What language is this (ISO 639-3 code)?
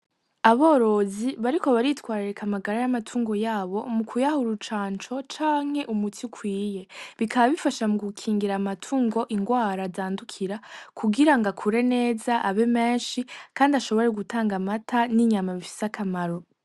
run